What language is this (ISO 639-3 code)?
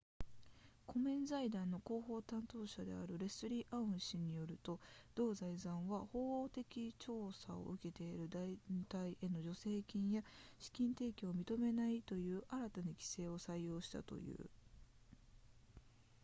jpn